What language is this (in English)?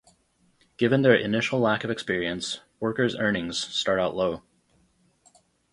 English